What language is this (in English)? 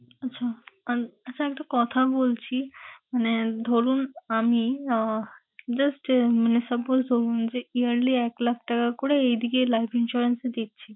Bangla